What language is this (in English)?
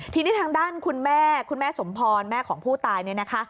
Thai